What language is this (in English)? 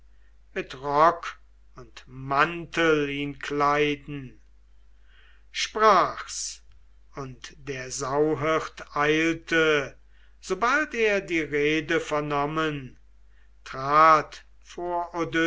German